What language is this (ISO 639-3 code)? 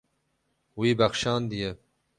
kur